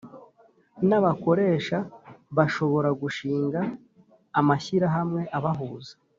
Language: Kinyarwanda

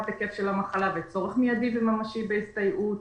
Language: Hebrew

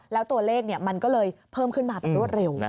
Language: Thai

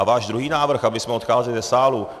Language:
Czech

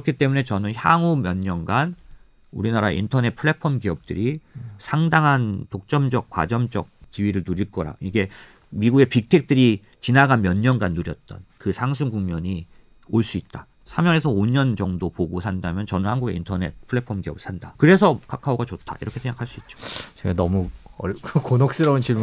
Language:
Korean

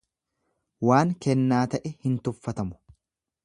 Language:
Oromo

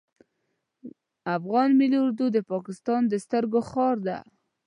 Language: Pashto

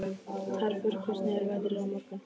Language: Icelandic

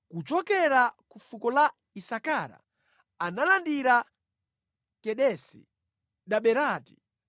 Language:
Nyanja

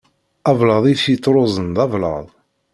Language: Kabyle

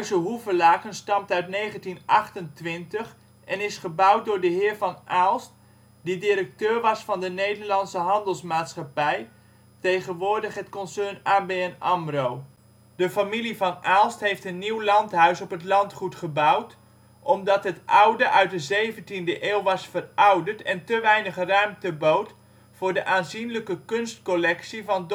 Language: Dutch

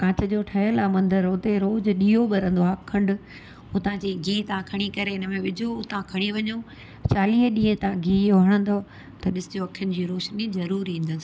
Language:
Sindhi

